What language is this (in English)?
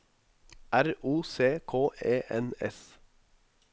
Norwegian